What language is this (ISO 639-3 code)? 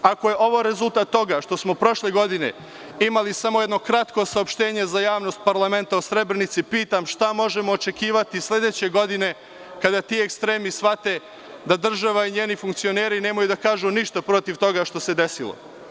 srp